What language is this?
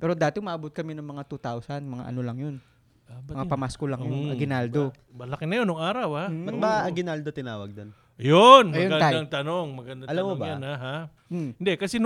Filipino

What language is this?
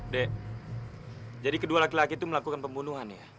Indonesian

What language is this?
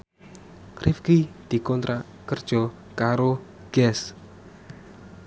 Javanese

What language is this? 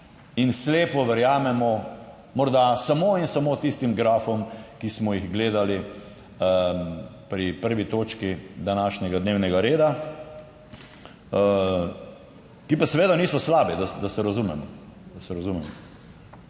Slovenian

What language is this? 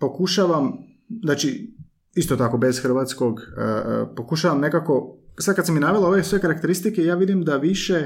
Croatian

